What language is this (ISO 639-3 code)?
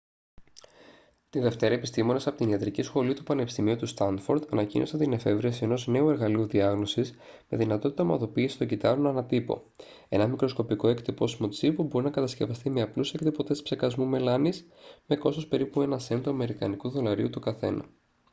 ell